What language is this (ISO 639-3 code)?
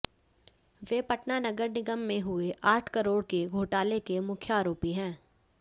hin